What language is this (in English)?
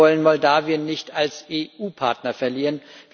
German